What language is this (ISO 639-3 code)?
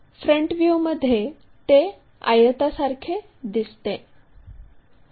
mar